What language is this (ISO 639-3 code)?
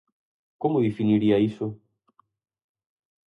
glg